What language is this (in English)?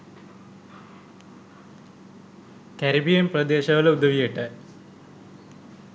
Sinhala